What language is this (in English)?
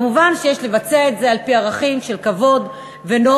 Hebrew